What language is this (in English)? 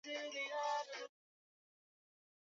Swahili